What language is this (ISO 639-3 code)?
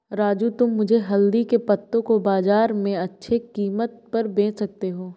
hin